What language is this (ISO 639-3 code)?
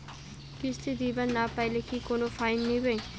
ben